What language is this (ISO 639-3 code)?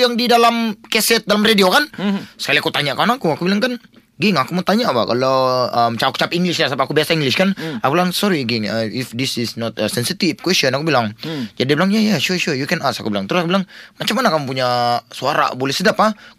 msa